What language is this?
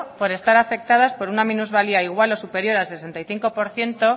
Spanish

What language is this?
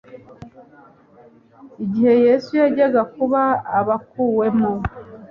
Kinyarwanda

